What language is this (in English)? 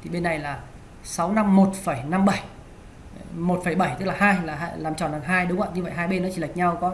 Vietnamese